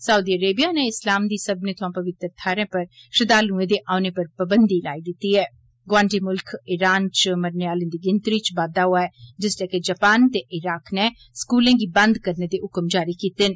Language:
Dogri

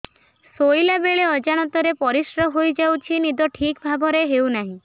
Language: Odia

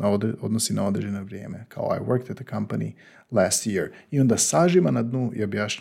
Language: Croatian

